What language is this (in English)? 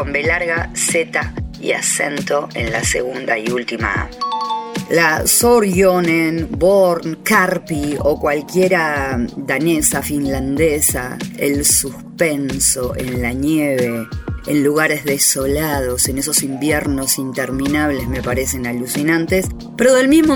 Spanish